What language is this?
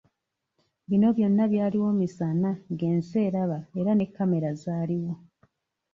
Ganda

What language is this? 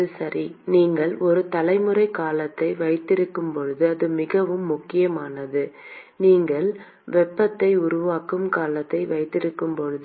Tamil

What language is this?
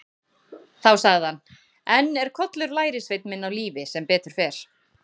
Icelandic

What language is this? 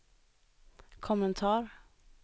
Swedish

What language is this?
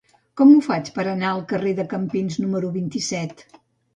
Catalan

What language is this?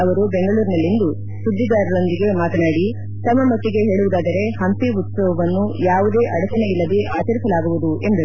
Kannada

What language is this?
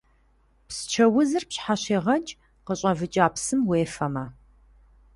Kabardian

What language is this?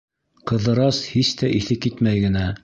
Bashkir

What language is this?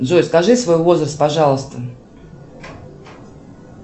Russian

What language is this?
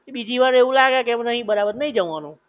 Gujarati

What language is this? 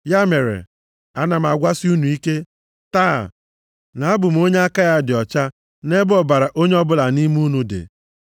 Igbo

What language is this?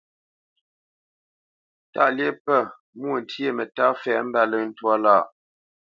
Bamenyam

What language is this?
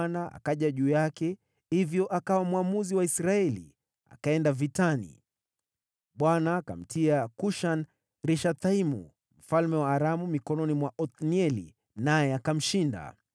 Swahili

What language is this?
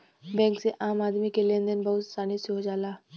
Bhojpuri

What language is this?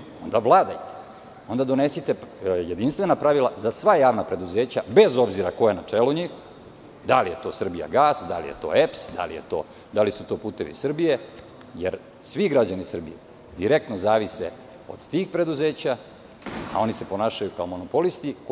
Serbian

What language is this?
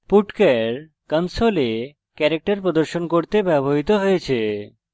Bangla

